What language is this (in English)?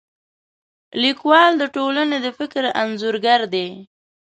Pashto